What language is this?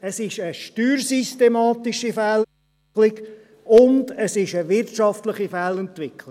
Swiss German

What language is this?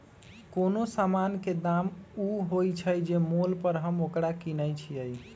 Magahi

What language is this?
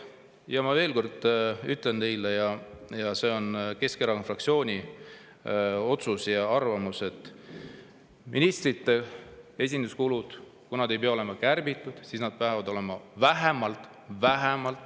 Estonian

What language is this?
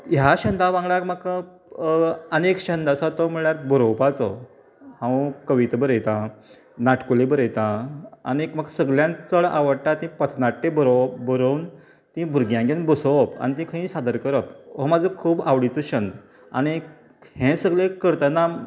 Konkani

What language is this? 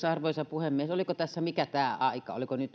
Finnish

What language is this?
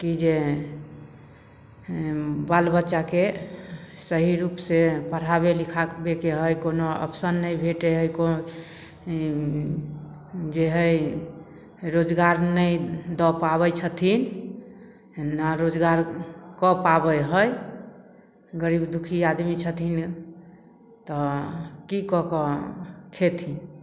Maithili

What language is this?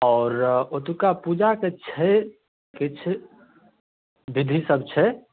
Maithili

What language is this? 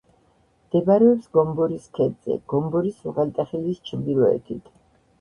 Georgian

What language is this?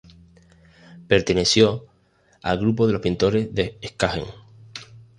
Spanish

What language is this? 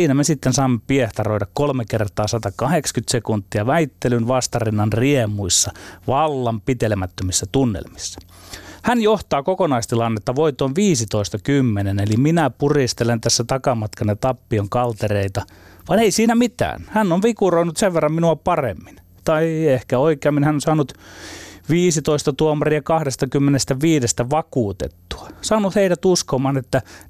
Finnish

